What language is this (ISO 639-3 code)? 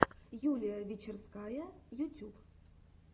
rus